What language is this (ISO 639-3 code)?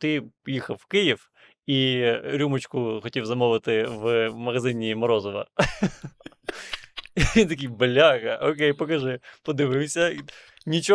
ukr